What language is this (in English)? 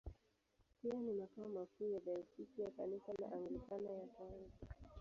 Swahili